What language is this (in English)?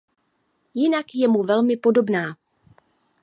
Czech